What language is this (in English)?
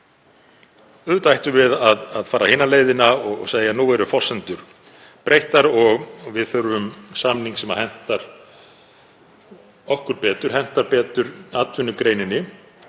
Icelandic